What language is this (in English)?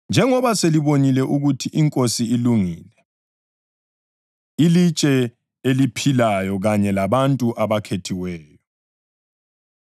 North Ndebele